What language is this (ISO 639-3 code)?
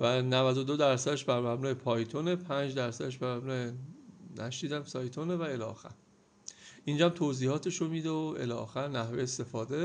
fas